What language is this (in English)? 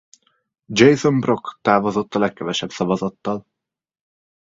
Hungarian